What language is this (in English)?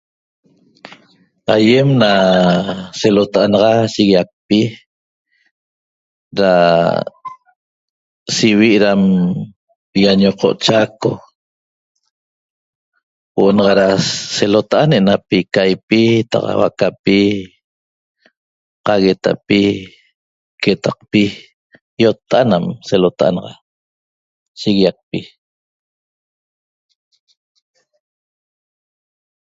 Toba